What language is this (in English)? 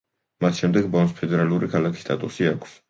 Georgian